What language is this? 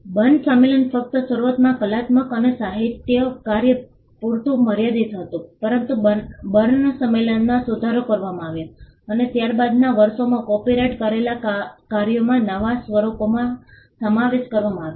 Gujarati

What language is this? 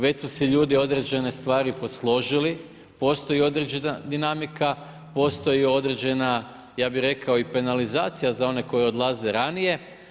Croatian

